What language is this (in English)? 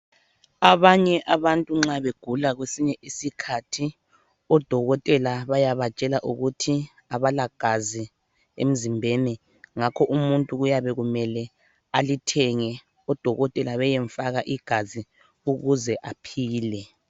North Ndebele